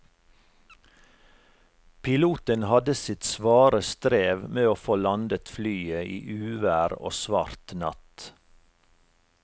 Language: Norwegian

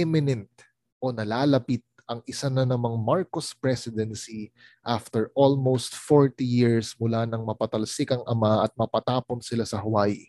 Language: Filipino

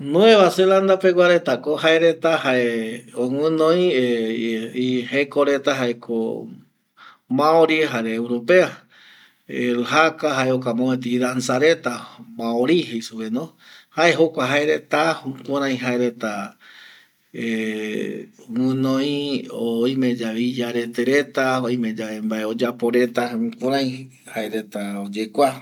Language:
Eastern Bolivian Guaraní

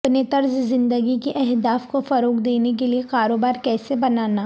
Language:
Urdu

